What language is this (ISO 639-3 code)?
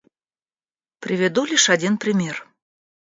rus